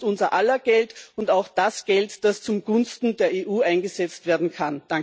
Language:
German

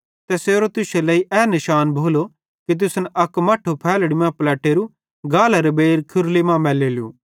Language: Bhadrawahi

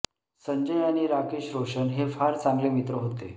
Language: Marathi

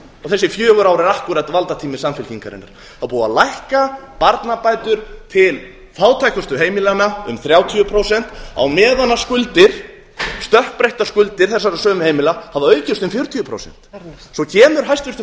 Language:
Icelandic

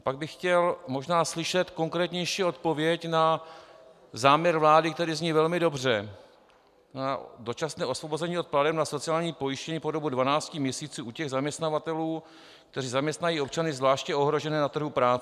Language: Czech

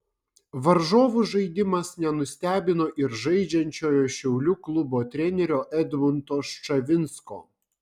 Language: Lithuanian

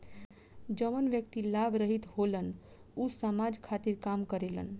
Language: Bhojpuri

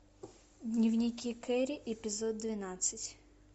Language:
Russian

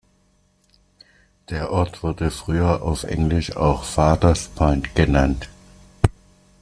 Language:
German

